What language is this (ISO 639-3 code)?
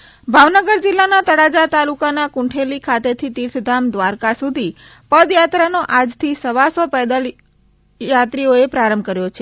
guj